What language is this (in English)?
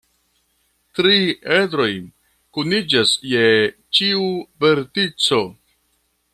Esperanto